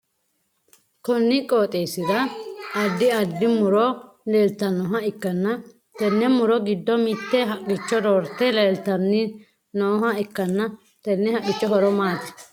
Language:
Sidamo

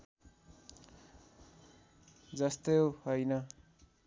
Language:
Nepali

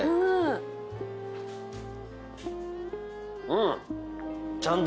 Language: Japanese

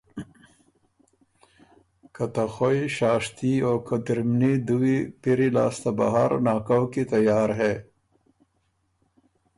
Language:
Ormuri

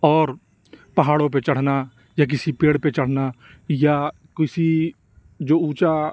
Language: Urdu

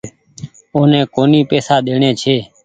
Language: Goaria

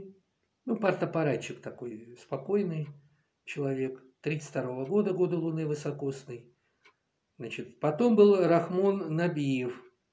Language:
Russian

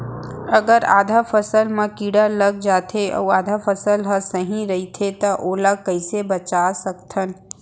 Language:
Chhattisgarhi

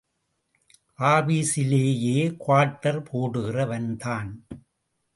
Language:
Tamil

